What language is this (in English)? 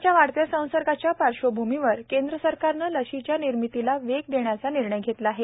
Marathi